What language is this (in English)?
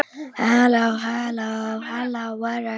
Icelandic